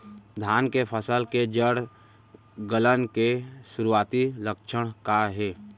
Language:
Chhattisgarhi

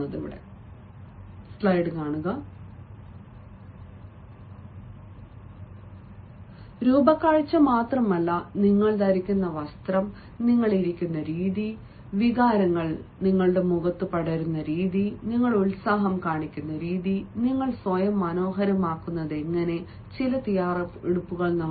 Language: Malayalam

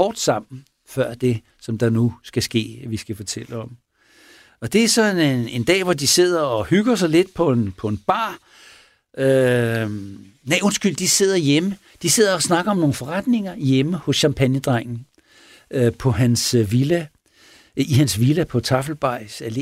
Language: Danish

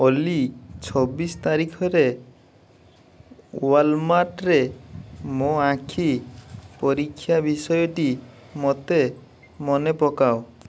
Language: Odia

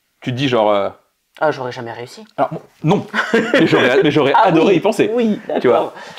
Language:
French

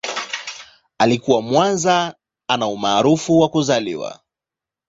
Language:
Swahili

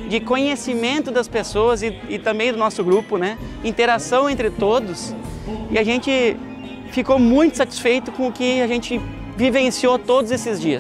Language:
Portuguese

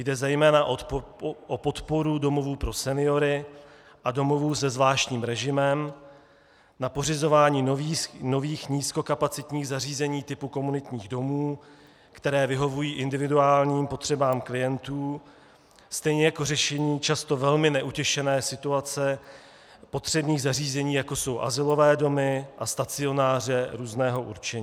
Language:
Czech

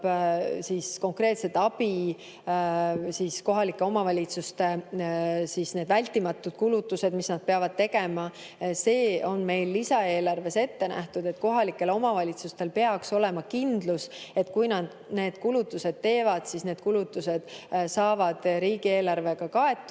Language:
Estonian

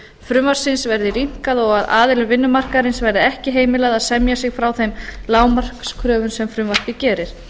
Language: Icelandic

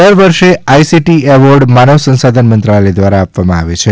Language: Gujarati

